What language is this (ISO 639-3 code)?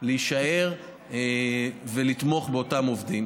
heb